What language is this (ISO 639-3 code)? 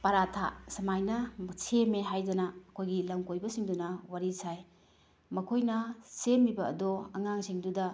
mni